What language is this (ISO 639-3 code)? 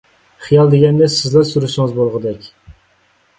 uig